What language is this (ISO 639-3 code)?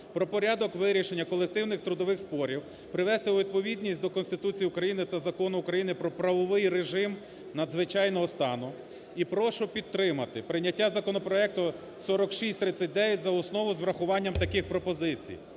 ukr